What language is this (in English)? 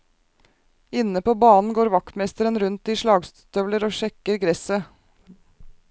Norwegian